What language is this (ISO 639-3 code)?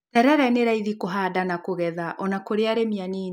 kik